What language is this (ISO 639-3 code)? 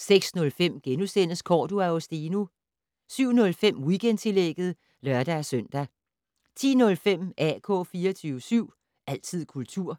dan